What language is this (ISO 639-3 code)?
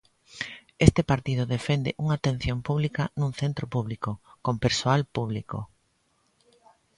glg